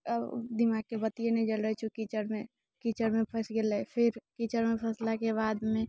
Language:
Maithili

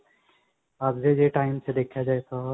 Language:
Punjabi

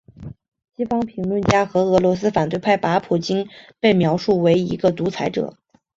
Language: Chinese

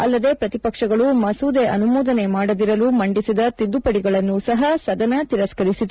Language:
Kannada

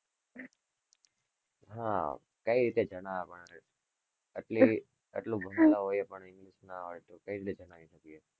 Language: Gujarati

